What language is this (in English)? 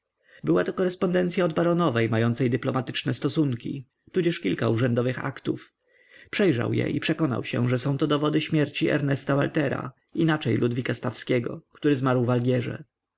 Polish